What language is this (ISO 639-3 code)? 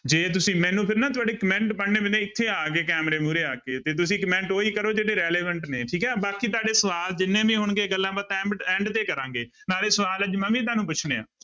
pan